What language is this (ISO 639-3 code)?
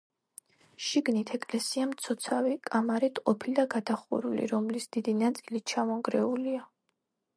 kat